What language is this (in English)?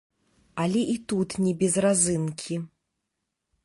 Belarusian